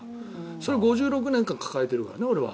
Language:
Japanese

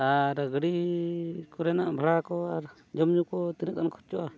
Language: Santali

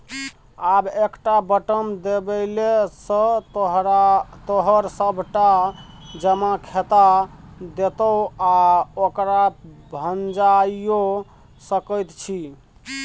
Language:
Maithili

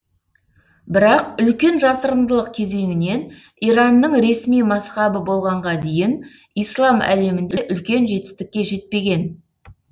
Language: Kazakh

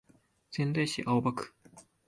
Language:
Japanese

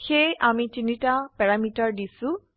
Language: Assamese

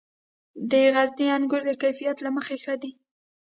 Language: Pashto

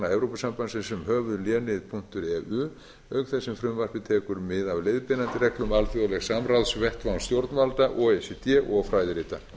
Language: Icelandic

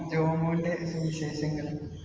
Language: Malayalam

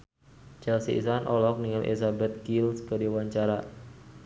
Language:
Sundanese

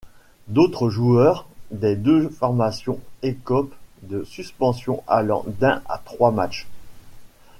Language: French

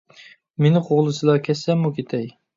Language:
Uyghur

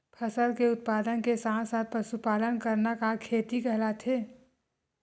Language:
Chhattisgarhi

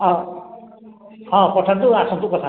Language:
Odia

